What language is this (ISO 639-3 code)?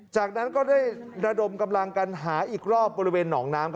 tha